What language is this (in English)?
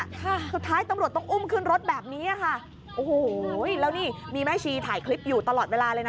Thai